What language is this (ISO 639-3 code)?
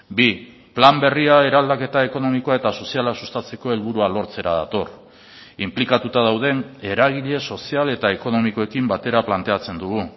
eus